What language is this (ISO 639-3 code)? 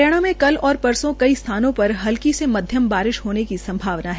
hin